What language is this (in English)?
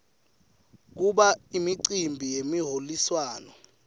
Swati